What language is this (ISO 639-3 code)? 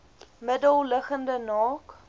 afr